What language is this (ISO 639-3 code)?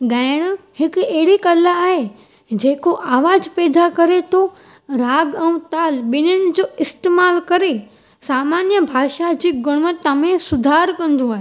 snd